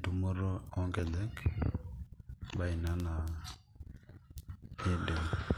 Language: Masai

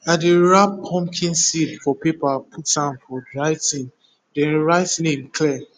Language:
Nigerian Pidgin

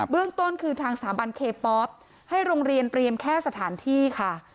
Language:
Thai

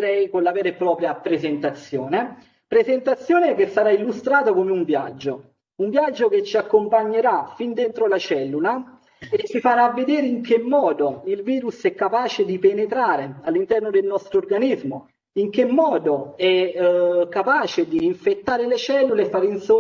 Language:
Italian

